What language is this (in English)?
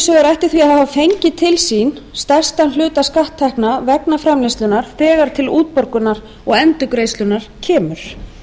Icelandic